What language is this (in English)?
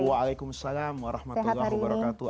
Indonesian